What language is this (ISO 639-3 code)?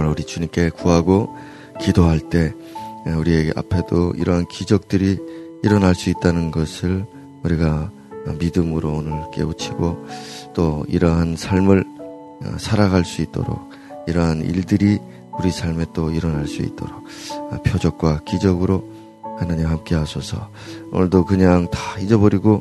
kor